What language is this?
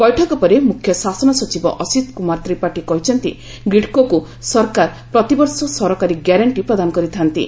Odia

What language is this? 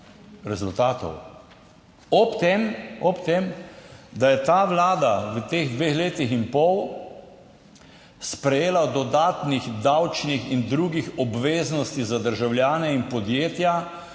Slovenian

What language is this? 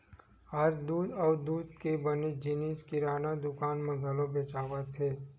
Chhattisgarhi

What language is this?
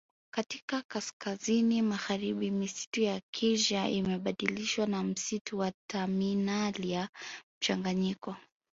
Swahili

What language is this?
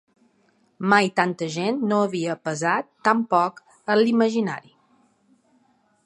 Catalan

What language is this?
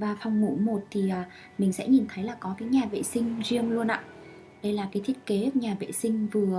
Vietnamese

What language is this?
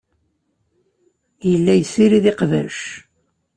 Kabyle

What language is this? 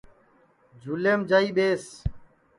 Sansi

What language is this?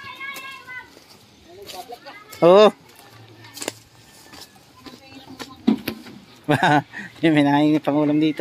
Filipino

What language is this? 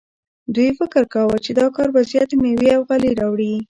Pashto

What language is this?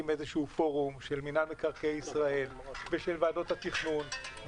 Hebrew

